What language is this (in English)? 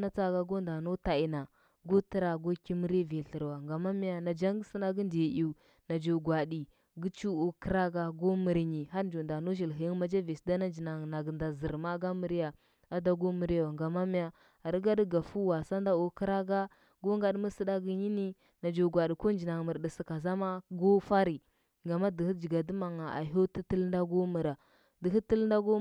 Huba